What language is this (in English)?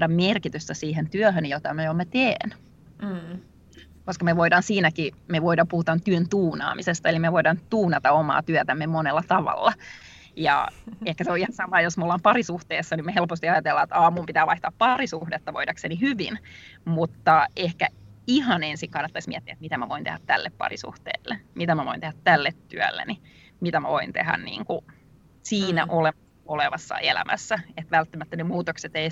Finnish